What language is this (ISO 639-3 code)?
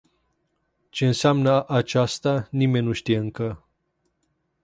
ron